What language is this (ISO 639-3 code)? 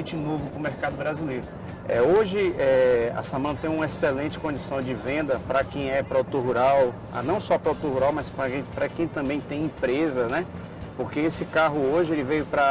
por